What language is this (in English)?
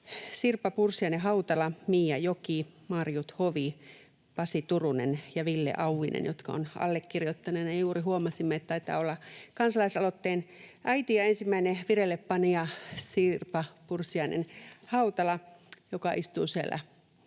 Finnish